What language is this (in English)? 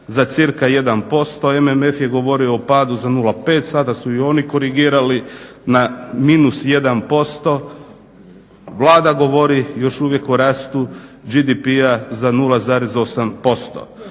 Croatian